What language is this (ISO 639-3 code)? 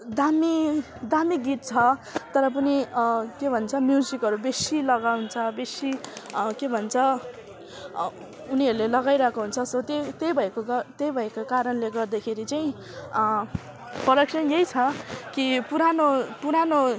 nep